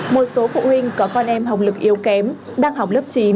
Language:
Vietnamese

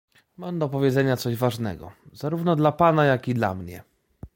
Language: Polish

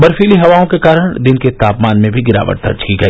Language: Hindi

